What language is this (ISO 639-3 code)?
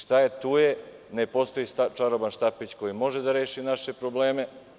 srp